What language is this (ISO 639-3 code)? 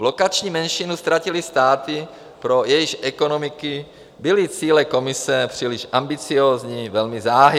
ces